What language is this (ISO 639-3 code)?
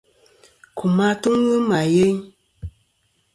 bkm